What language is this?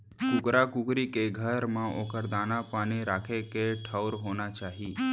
Chhattisgarhi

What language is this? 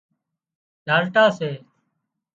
Wadiyara Koli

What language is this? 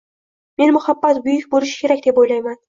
Uzbek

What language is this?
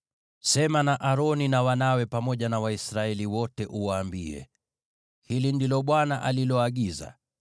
Swahili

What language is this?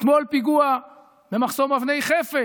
Hebrew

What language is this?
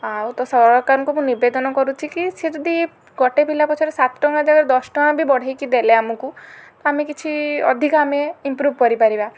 Odia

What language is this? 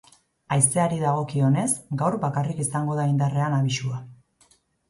Basque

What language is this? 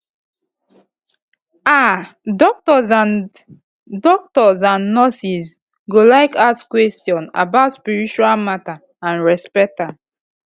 Nigerian Pidgin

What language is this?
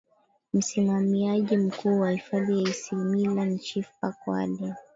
Swahili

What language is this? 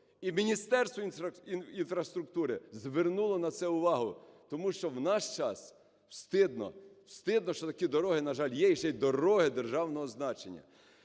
Ukrainian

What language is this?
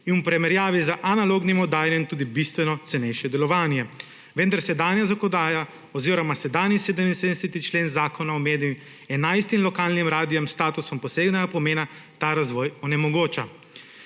Slovenian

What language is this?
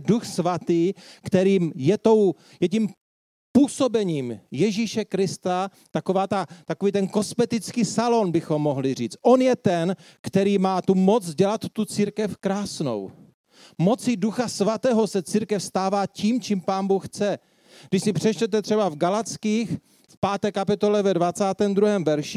Czech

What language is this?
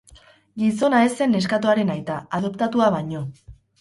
Basque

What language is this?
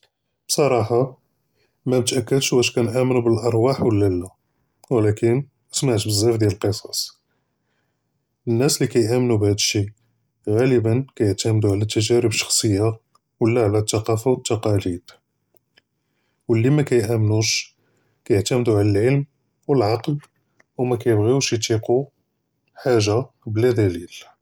Judeo-Arabic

